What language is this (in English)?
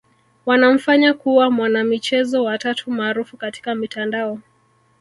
Swahili